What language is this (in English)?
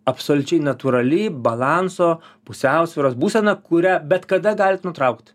Lithuanian